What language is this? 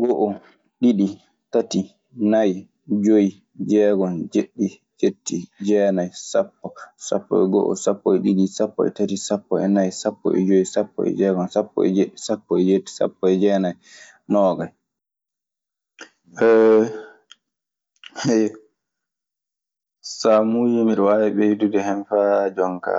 Maasina Fulfulde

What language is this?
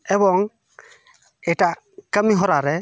Santali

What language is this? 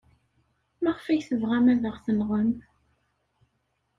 Kabyle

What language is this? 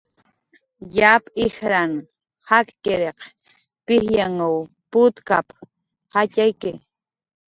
Jaqaru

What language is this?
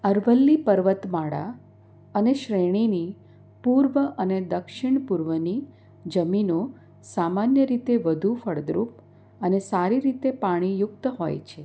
Gujarati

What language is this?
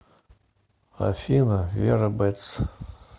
Russian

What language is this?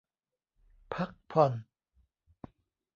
Thai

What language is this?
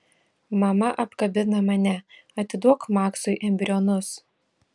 Lithuanian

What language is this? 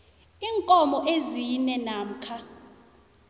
South Ndebele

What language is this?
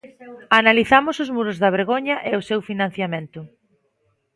Galician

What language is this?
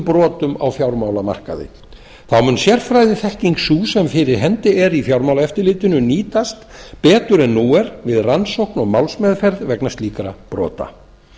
Icelandic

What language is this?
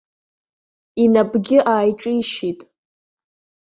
Abkhazian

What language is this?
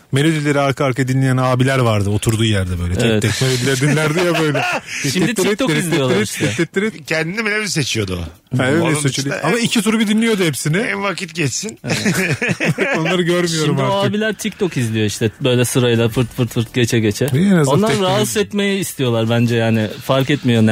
Turkish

